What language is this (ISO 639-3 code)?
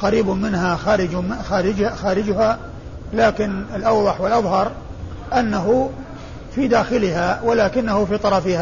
ara